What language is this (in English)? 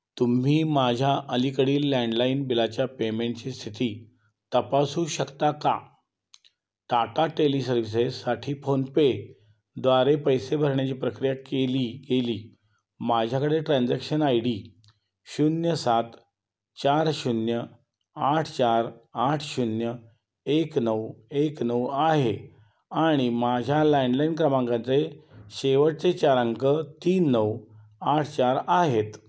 Marathi